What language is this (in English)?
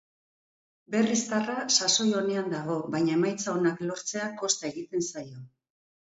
Basque